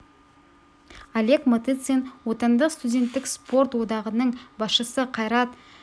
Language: Kazakh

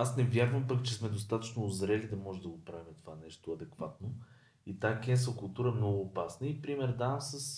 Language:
Bulgarian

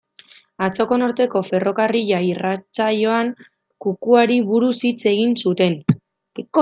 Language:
Basque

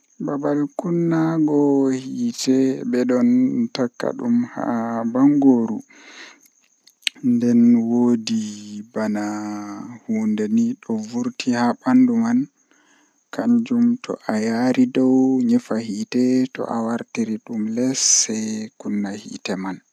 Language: Western Niger Fulfulde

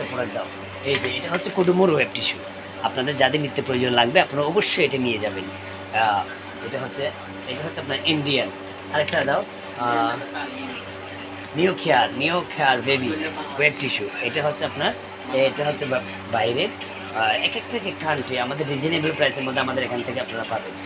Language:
Bangla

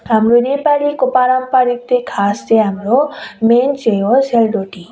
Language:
Nepali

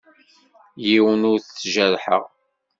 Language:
Kabyle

